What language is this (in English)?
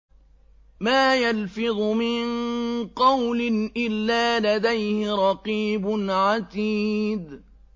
Arabic